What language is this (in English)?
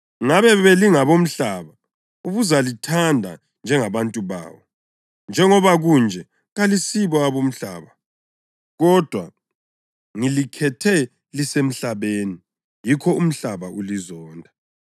North Ndebele